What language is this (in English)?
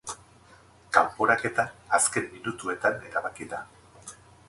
Basque